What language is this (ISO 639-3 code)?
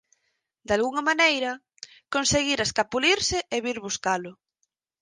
glg